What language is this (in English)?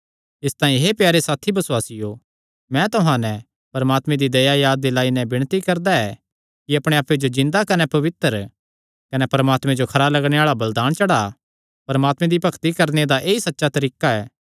Kangri